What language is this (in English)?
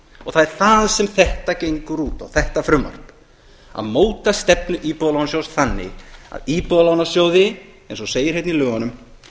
Icelandic